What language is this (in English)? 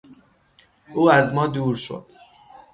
Persian